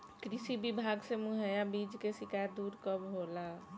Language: Bhojpuri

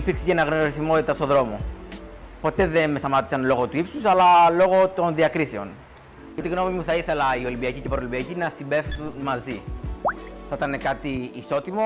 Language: Greek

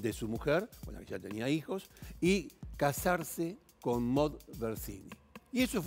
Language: Spanish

